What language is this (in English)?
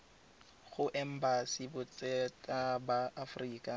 Tswana